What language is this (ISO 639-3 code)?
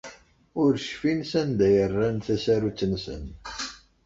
kab